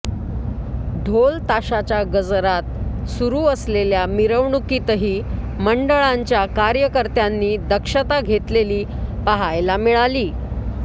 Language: Marathi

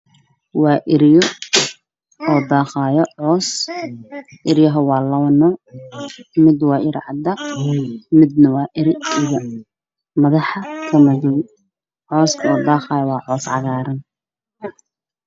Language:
Somali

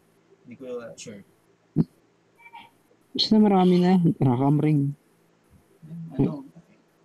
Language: Filipino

